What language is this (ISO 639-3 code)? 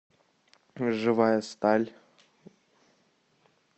rus